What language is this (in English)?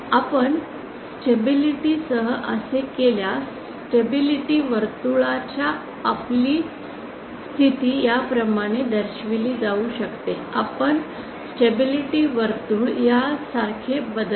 Marathi